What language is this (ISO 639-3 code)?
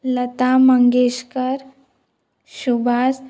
kok